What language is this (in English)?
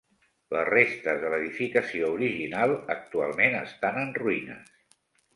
Catalan